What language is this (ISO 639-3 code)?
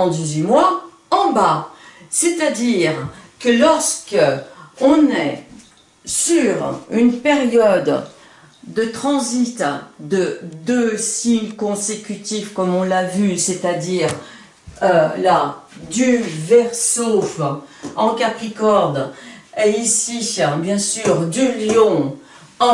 fra